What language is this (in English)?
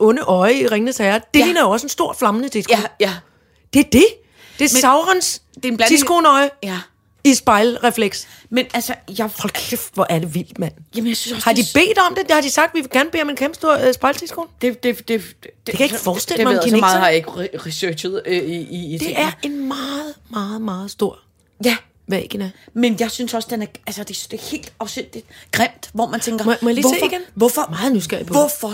Danish